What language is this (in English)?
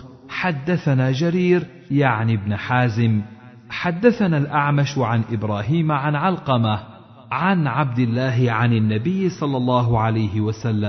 Arabic